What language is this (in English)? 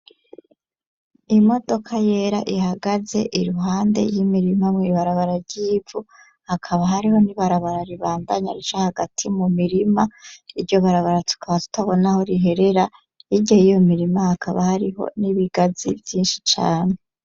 Rundi